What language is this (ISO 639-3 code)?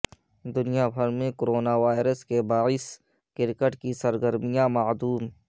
urd